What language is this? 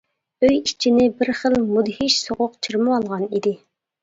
Uyghur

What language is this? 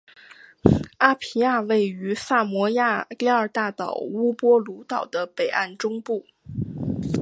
Chinese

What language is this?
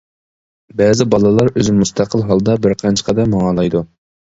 Uyghur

